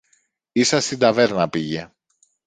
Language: Greek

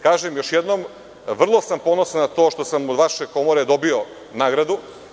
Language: Serbian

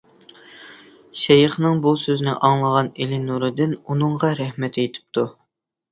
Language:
Uyghur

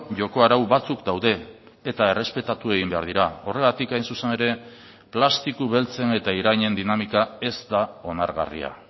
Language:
Basque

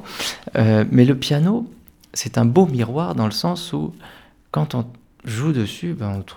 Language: French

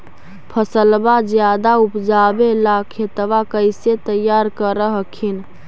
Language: Magahi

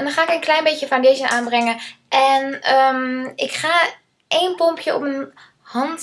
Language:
Dutch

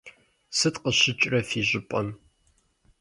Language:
Kabardian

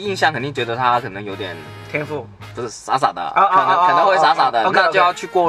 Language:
Chinese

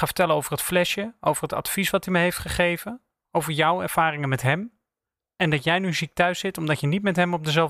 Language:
Dutch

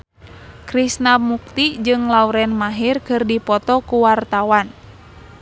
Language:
Sundanese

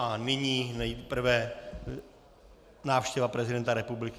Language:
Czech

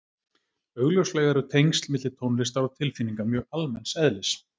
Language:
Icelandic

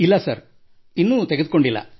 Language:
Kannada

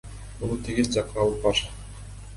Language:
Kyrgyz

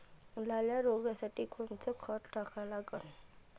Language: Marathi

